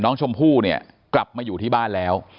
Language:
Thai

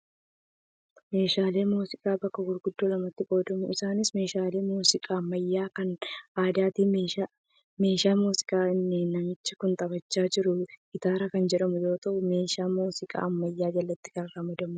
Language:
Oromo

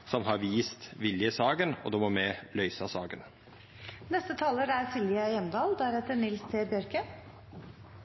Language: Norwegian Nynorsk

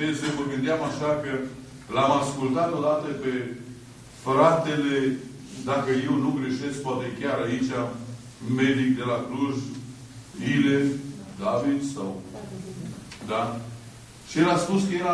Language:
Romanian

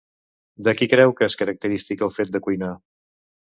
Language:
Catalan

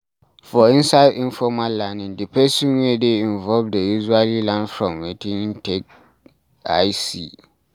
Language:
Nigerian Pidgin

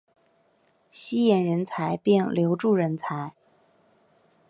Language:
Chinese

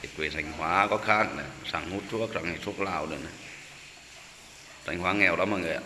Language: Vietnamese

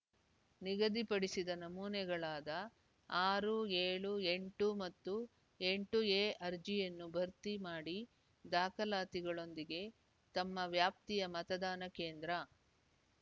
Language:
Kannada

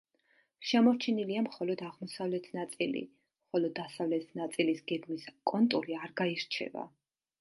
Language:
Georgian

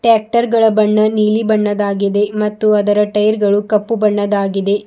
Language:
Kannada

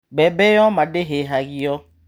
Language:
Kikuyu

